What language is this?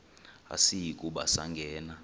Xhosa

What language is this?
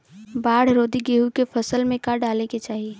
Bhojpuri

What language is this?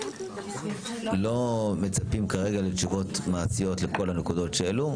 Hebrew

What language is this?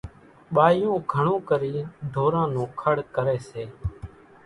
Kachi Koli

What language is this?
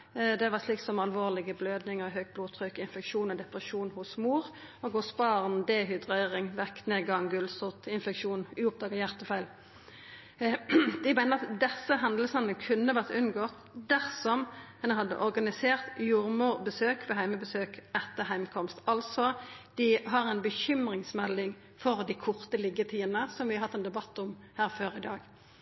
Norwegian Nynorsk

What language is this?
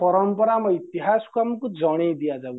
Odia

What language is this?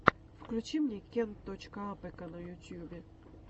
Russian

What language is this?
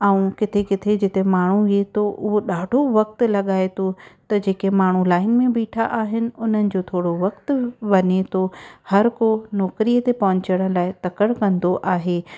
Sindhi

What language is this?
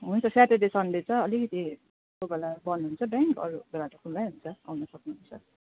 Nepali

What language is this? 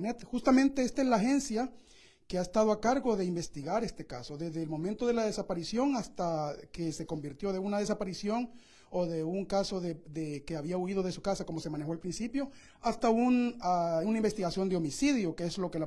Spanish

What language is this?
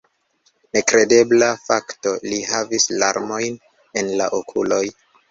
Esperanto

